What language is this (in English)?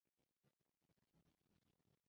Uzbek